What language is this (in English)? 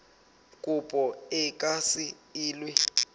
Southern Sotho